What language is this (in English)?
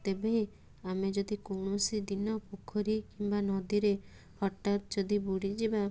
Odia